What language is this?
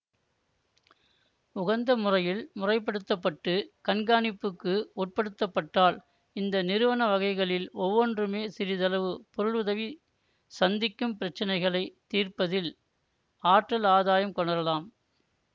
Tamil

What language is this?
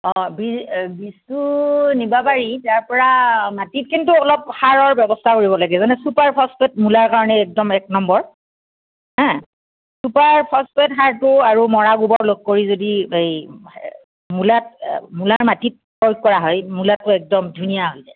Assamese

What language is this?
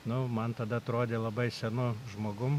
Lithuanian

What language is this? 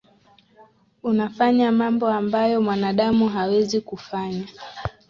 Swahili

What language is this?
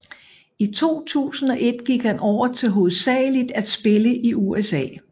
Danish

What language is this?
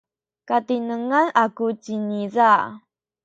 Sakizaya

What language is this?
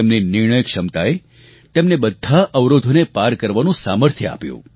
Gujarati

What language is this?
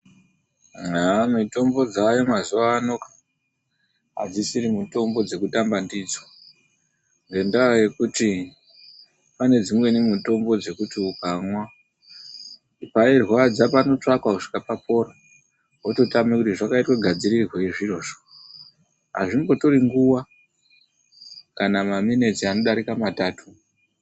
Ndau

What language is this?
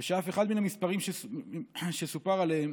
Hebrew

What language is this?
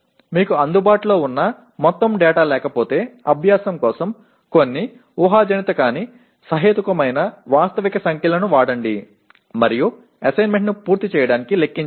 Telugu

